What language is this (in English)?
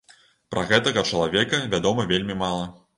Belarusian